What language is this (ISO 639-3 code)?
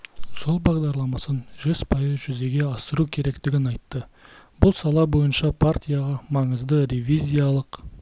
kaz